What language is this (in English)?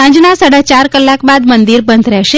Gujarati